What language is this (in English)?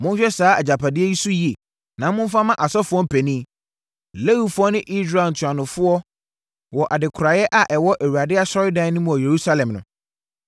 Akan